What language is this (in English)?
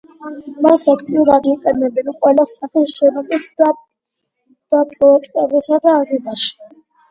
Georgian